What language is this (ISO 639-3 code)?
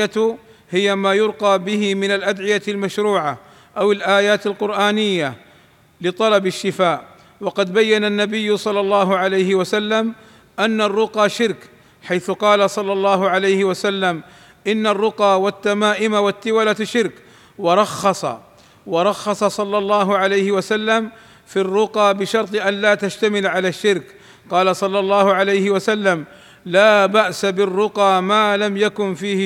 ara